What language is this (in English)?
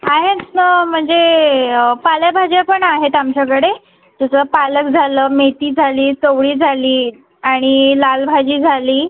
Marathi